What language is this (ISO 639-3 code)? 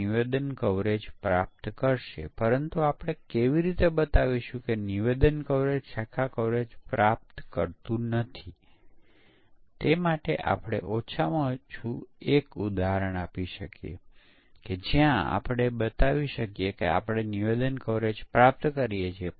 guj